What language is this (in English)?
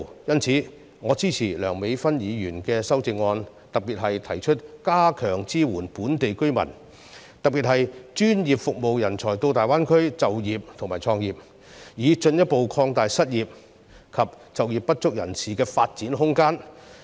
Cantonese